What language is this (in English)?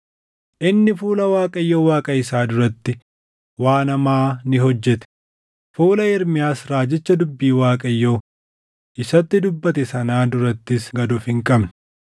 Oromo